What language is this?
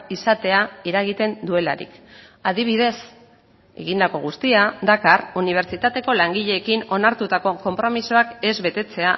Basque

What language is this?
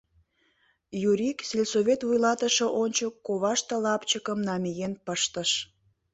Mari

